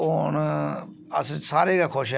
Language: Dogri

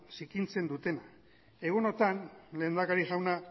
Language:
Basque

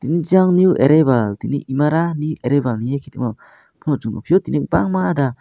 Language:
Kok Borok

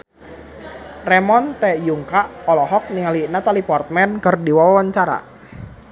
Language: Sundanese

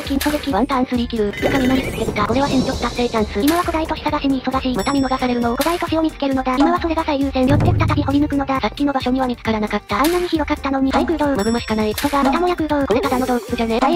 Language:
Japanese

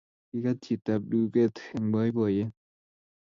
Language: Kalenjin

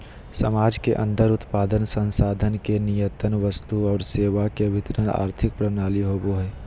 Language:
Magahi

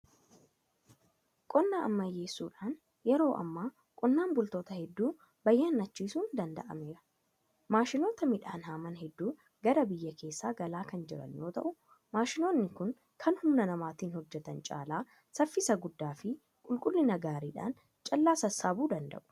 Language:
Oromo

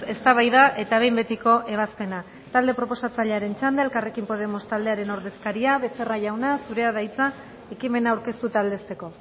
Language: Basque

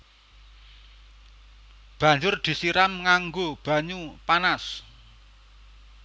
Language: Javanese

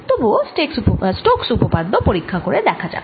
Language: Bangla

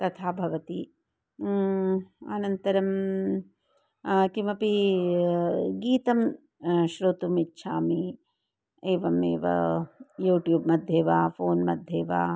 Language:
Sanskrit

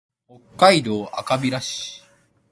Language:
Japanese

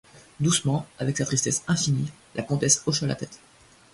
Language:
French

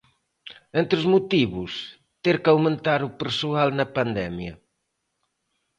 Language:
Galician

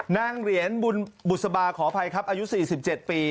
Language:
Thai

